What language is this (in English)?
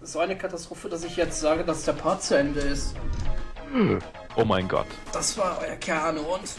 German